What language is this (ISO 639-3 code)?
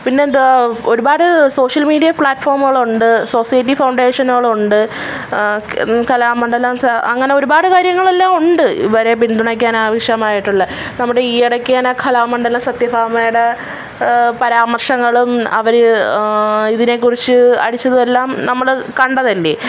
mal